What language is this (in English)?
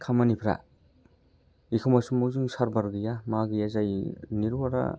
Bodo